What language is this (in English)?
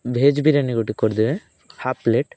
Odia